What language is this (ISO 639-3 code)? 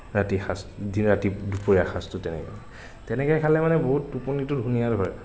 asm